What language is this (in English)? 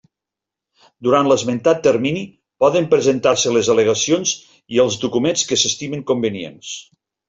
Catalan